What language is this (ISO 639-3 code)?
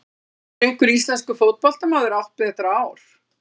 isl